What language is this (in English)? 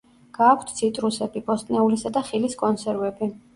Georgian